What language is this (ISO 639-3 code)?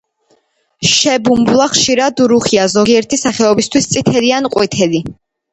kat